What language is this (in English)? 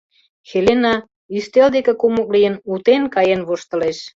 Mari